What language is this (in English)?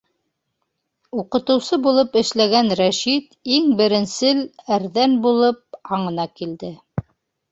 Bashkir